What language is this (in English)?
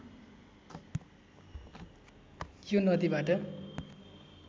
Nepali